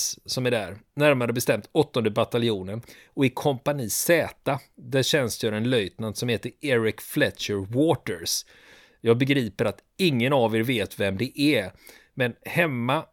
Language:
Swedish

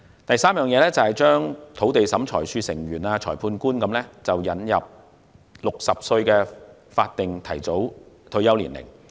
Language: Cantonese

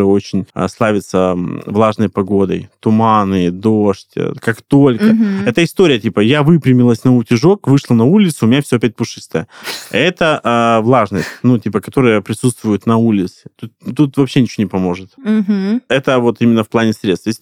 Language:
Russian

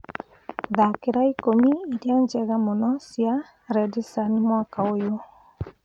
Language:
Kikuyu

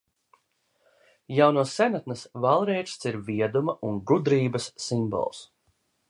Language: Latvian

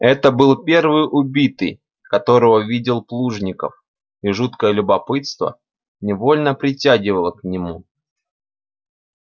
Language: Russian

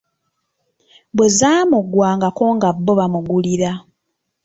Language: Ganda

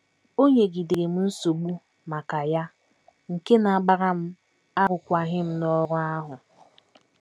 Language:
Igbo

